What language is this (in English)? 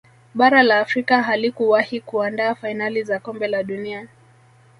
Swahili